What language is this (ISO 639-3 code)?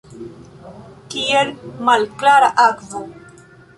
epo